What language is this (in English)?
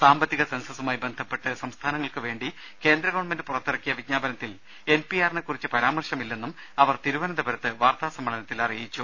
Malayalam